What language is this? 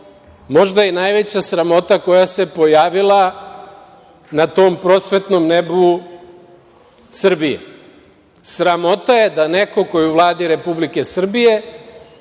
Serbian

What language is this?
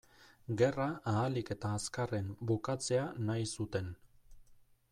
Basque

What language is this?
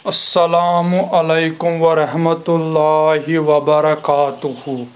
Kashmiri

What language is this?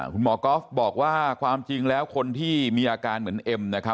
Thai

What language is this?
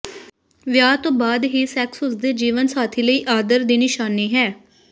Punjabi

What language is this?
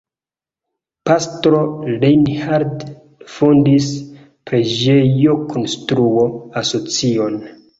Esperanto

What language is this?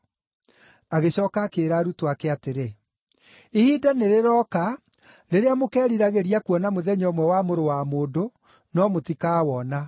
Kikuyu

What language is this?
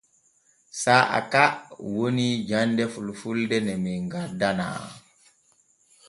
Borgu Fulfulde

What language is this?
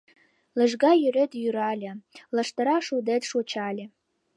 Mari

